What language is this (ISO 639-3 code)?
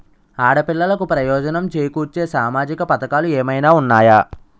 tel